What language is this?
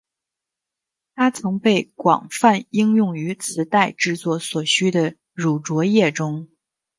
Chinese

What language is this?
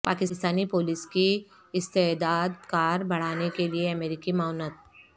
Urdu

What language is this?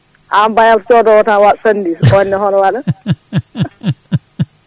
Fula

